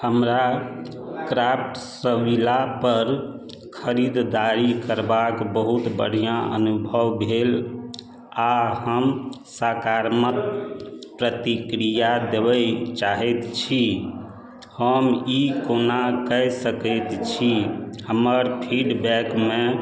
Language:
Maithili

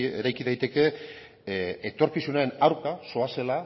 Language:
Basque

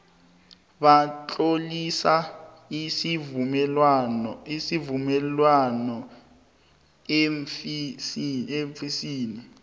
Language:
South Ndebele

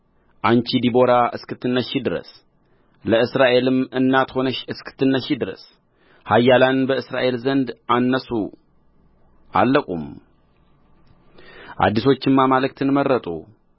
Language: Amharic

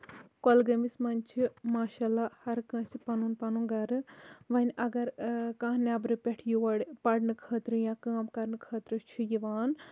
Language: Kashmiri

